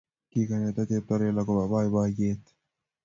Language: Kalenjin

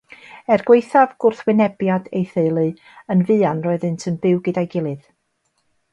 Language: Welsh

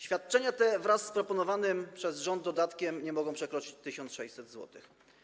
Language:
Polish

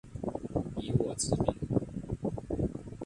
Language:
Chinese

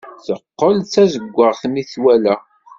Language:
Kabyle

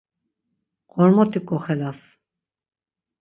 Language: Laz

